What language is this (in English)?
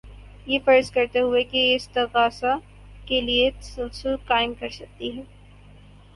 Urdu